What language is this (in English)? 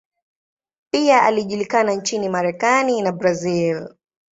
Swahili